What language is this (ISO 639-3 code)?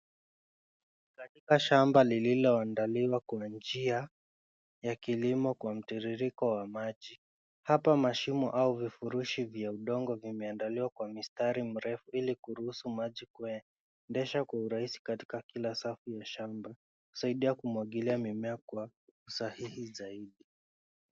swa